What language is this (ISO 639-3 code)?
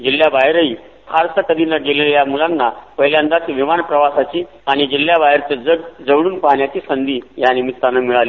mar